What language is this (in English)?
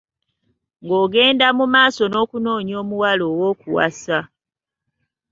Ganda